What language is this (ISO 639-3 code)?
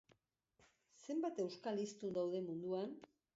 eus